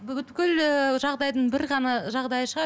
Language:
Kazakh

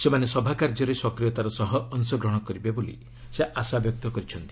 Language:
Odia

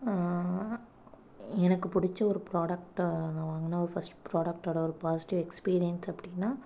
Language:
Tamil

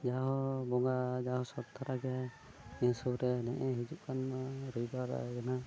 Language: Santali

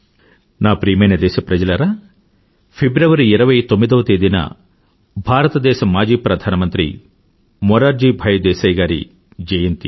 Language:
Telugu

